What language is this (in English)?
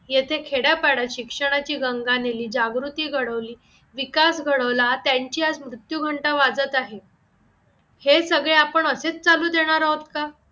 Marathi